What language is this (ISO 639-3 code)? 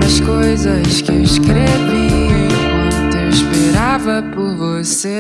vie